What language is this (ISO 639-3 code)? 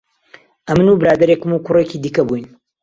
ckb